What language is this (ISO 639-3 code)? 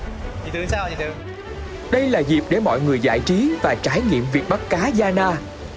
vie